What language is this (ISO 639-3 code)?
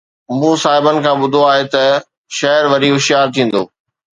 snd